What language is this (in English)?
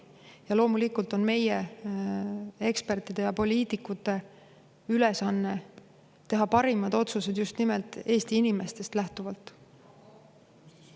Estonian